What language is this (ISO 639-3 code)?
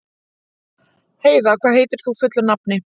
isl